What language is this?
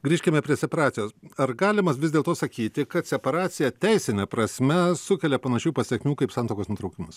Lithuanian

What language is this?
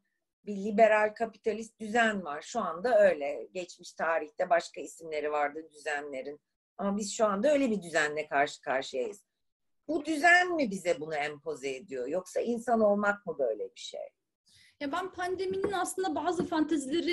Turkish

